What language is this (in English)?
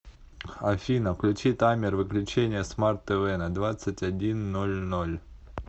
Russian